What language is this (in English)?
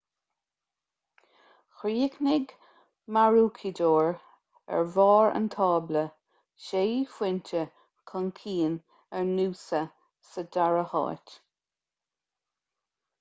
Irish